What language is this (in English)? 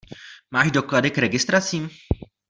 Czech